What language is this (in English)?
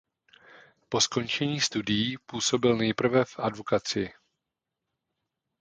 Czech